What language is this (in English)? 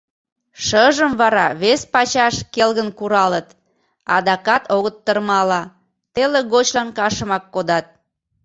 Mari